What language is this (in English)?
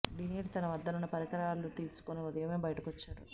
Telugu